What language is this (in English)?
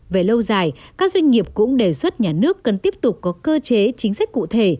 Vietnamese